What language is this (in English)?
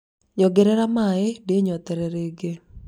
Kikuyu